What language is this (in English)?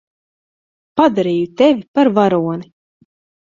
Latvian